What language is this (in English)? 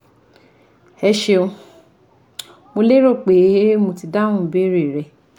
Yoruba